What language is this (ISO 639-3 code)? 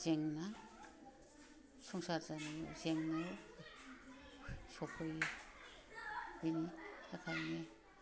brx